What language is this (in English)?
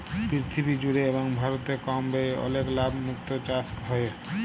Bangla